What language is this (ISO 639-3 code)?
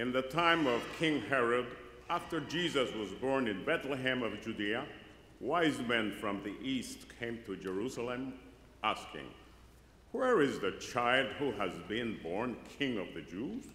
eng